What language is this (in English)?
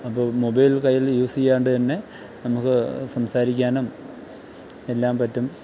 Malayalam